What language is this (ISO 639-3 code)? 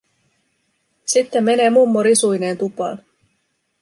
fin